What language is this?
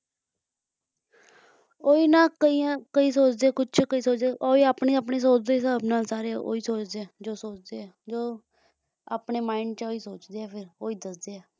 Punjabi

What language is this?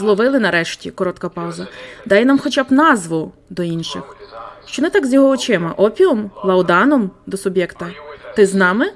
Ukrainian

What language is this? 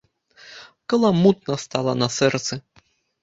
Belarusian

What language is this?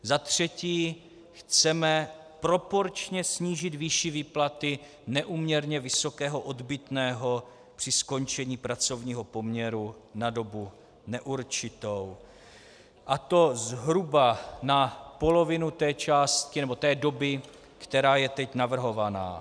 Czech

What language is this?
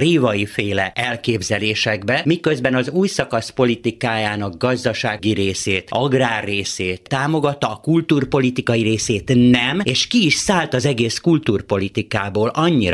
Hungarian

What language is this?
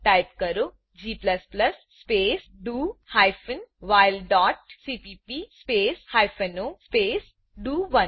Gujarati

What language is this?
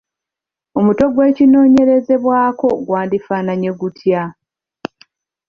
Ganda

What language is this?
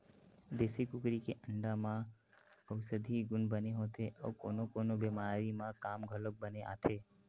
Chhattisgarhi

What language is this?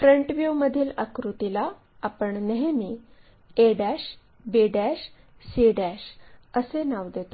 Marathi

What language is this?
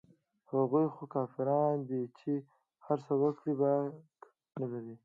Pashto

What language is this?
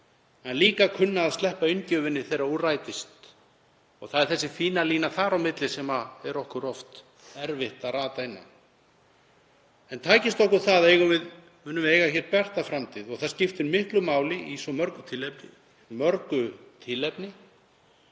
Icelandic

